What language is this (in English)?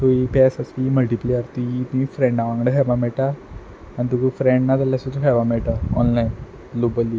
Konkani